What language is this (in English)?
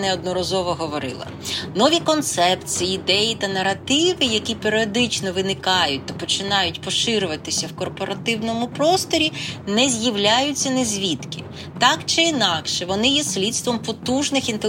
Ukrainian